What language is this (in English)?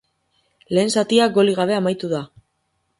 Basque